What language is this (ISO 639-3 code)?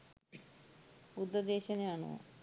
sin